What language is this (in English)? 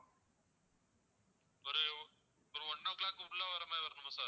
Tamil